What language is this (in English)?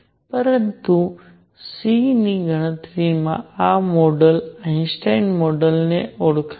Gujarati